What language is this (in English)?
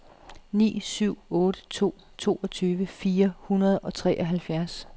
Danish